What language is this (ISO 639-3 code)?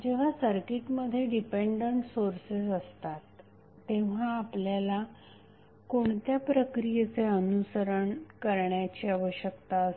mar